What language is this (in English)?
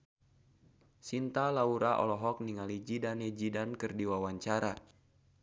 Sundanese